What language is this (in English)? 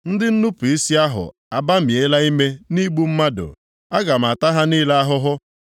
Igbo